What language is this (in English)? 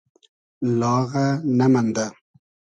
Hazaragi